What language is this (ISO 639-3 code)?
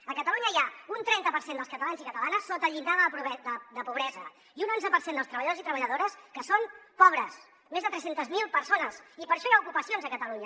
cat